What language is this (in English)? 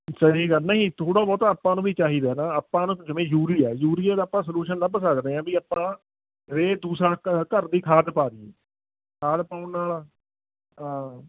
Punjabi